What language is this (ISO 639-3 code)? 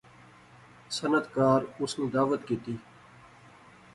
phr